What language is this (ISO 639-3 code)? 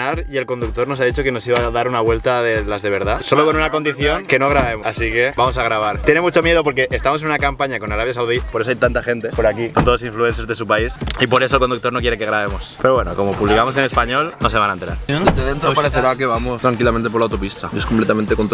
spa